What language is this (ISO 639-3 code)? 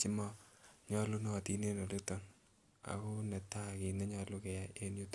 kln